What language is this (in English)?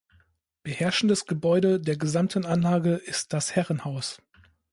German